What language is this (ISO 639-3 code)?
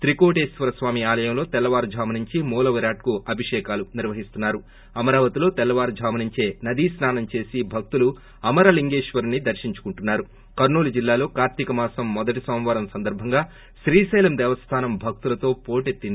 tel